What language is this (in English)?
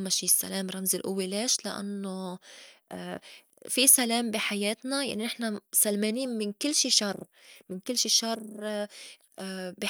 North Levantine Arabic